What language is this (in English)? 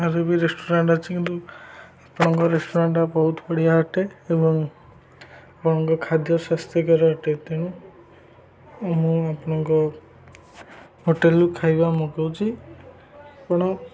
Odia